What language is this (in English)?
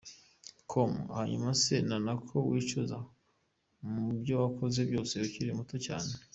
Kinyarwanda